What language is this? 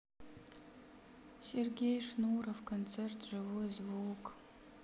Russian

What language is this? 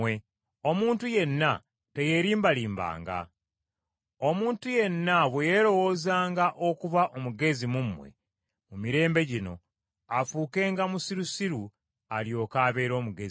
Ganda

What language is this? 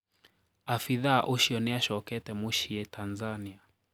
Kikuyu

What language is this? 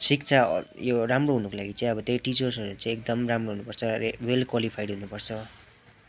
Nepali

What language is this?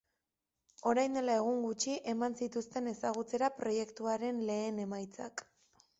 Basque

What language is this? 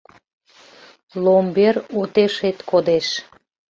Mari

